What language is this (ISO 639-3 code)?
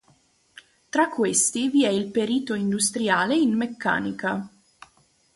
ita